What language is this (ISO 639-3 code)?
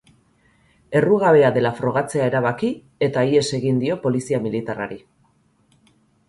eus